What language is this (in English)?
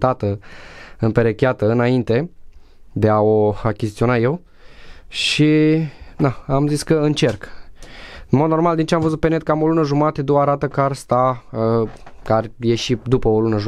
Romanian